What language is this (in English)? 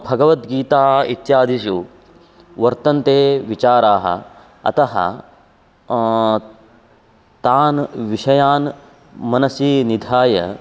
Sanskrit